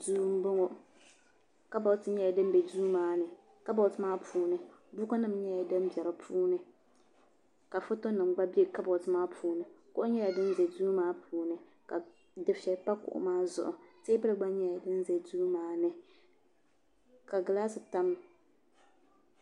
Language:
Dagbani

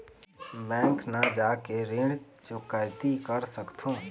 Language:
Chhattisgarhi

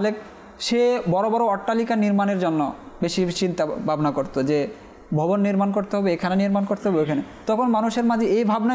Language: Arabic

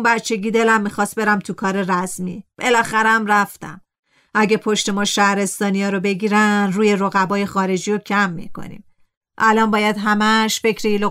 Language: Persian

